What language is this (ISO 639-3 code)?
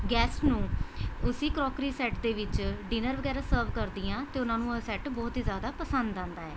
pan